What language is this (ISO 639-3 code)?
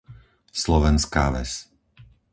slk